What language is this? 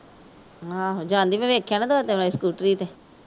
Punjabi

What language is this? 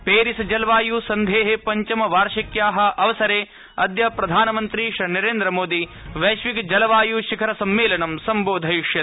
Sanskrit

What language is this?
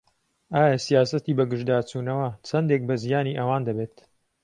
Central Kurdish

